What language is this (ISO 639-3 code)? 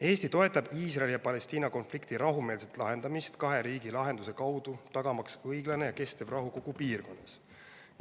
est